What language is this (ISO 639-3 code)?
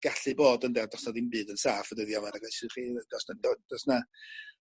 cym